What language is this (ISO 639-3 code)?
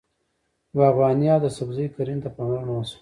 pus